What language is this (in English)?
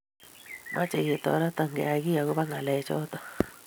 Kalenjin